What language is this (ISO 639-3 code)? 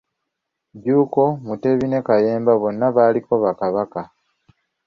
lug